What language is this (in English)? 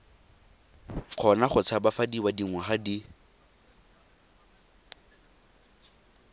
Tswana